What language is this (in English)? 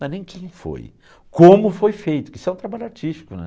Portuguese